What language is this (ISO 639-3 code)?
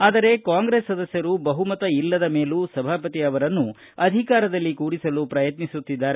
kan